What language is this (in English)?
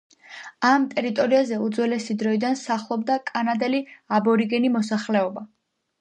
Georgian